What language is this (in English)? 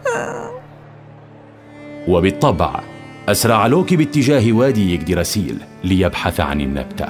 Arabic